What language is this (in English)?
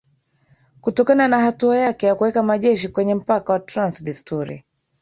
Swahili